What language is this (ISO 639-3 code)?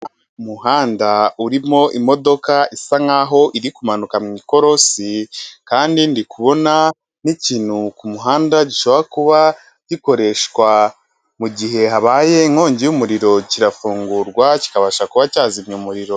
kin